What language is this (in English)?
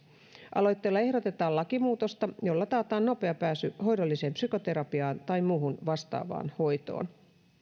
Finnish